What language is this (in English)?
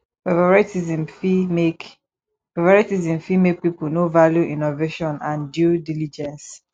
Nigerian Pidgin